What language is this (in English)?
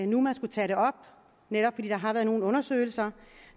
Danish